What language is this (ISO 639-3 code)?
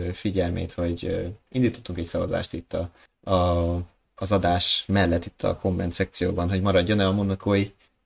hun